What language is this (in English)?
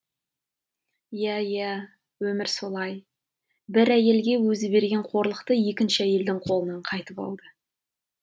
Kazakh